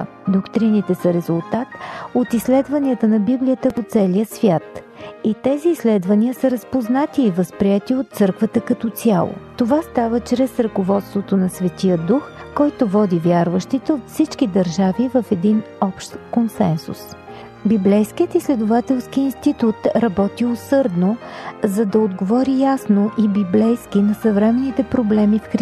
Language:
Bulgarian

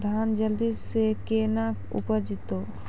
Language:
Maithili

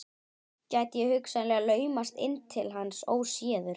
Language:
Icelandic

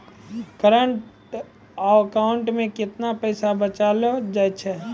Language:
Maithili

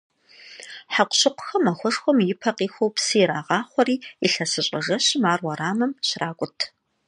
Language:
Kabardian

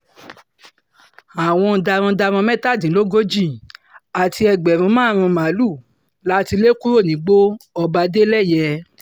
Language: Yoruba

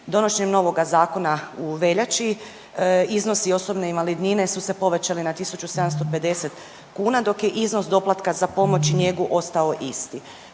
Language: Croatian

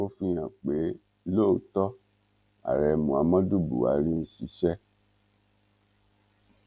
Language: Yoruba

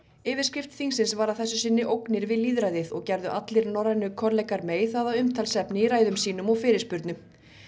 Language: Icelandic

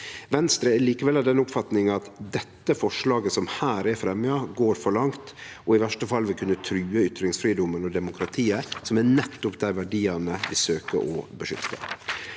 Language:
Norwegian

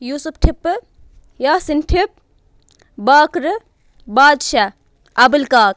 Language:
Kashmiri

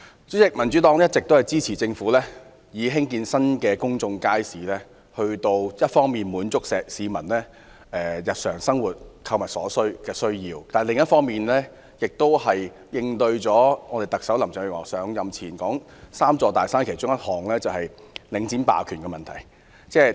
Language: Cantonese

